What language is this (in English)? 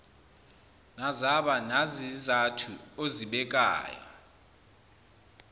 Zulu